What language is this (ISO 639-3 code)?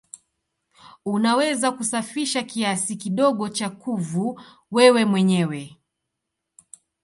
swa